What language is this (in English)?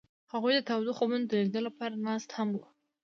Pashto